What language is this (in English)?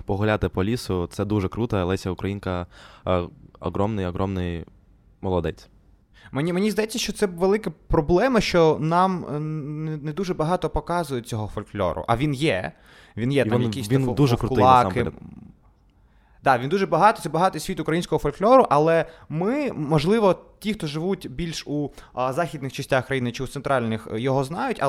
Ukrainian